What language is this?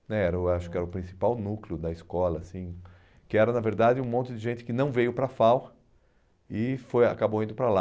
Portuguese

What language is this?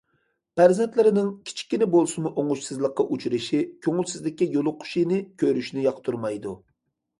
Uyghur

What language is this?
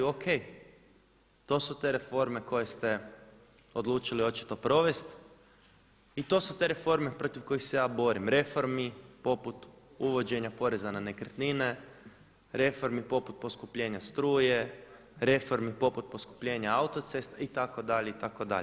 Croatian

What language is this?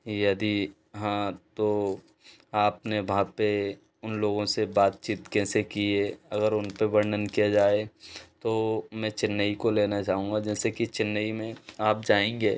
Hindi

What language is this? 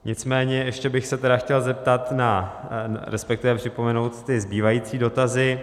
Czech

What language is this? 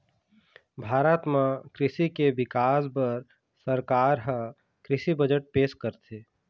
Chhattisgarhi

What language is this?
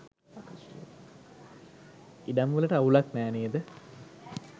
Sinhala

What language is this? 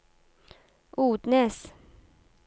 Norwegian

